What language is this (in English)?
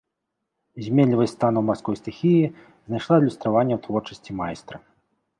Belarusian